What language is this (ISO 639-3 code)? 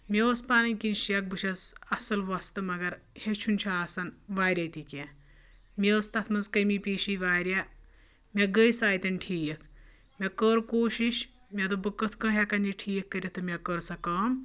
kas